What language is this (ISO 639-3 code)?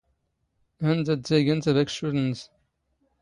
zgh